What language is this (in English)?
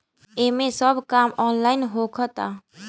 Bhojpuri